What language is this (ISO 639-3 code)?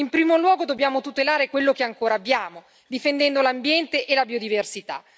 ita